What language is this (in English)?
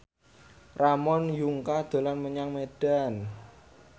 Javanese